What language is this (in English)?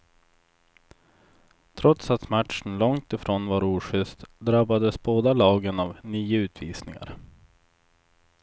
Swedish